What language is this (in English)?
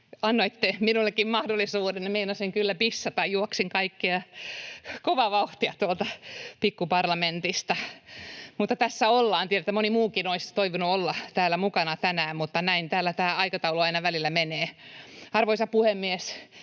Finnish